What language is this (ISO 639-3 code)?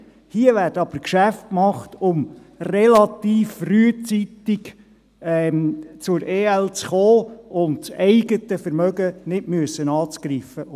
gsw